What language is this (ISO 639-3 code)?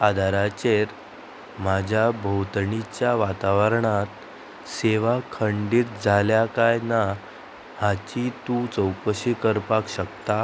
kok